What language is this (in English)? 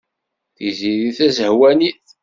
Kabyle